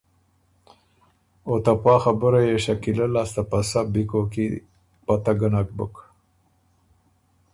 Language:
Ormuri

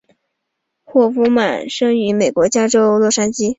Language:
Chinese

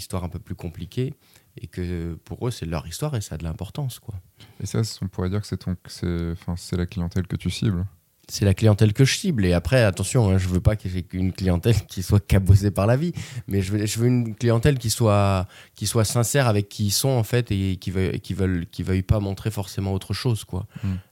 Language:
French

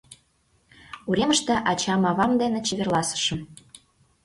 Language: Mari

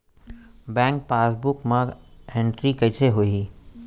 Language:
Chhattisgarhi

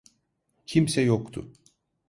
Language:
Turkish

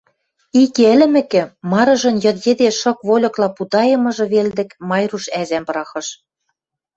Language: Western Mari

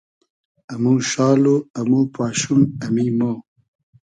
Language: Hazaragi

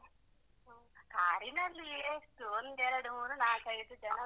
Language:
Kannada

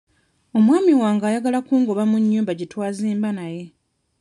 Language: Ganda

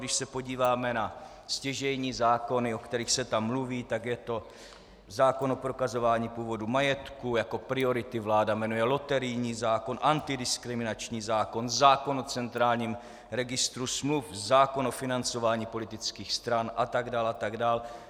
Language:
Czech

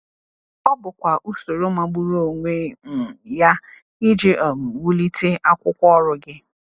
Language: Igbo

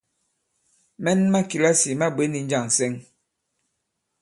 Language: Bankon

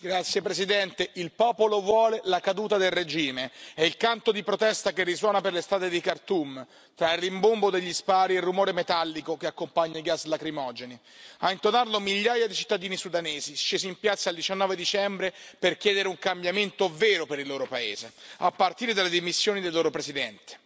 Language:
Italian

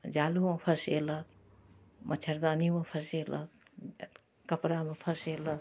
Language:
Maithili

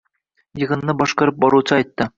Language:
Uzbek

